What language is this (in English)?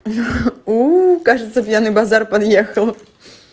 Russian